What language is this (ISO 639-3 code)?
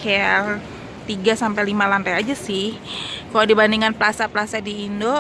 ind